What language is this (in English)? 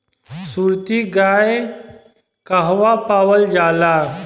Bhojpuri